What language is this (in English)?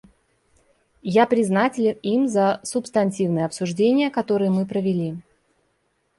Russian